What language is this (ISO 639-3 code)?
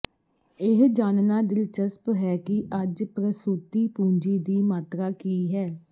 pan